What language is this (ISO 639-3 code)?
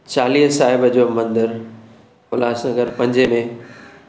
snd